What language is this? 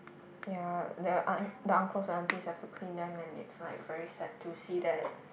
English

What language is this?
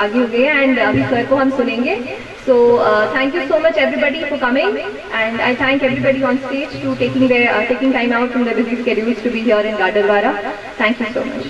Hindi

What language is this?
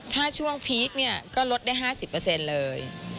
Thai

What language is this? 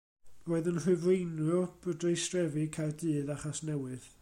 Welsh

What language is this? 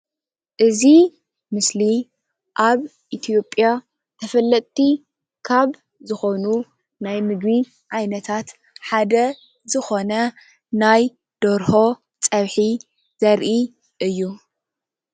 Tigrinya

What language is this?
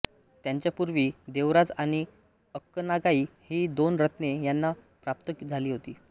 Marathi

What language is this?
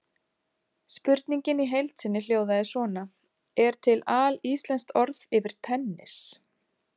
Icelandic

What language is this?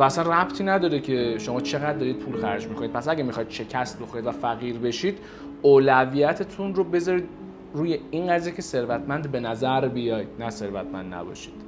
Persian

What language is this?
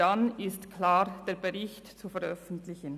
Swiss German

